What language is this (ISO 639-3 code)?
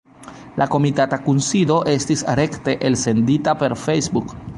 epo